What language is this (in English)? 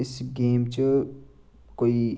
Dogri